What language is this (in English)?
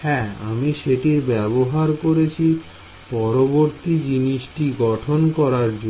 Bangla